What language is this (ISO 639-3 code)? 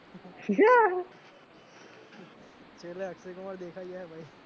guj